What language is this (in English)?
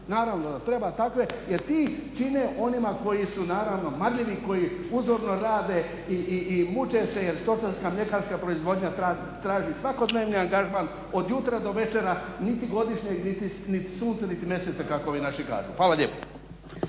Croatian